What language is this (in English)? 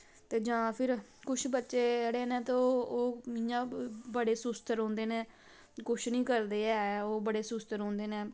Dogri